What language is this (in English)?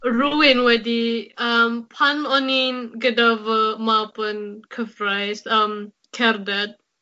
Welsh